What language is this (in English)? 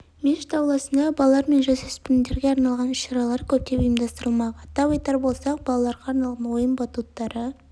Kazakh